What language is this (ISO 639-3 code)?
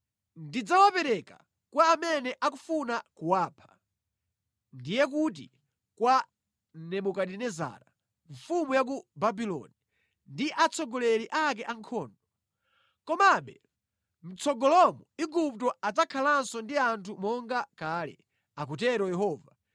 nya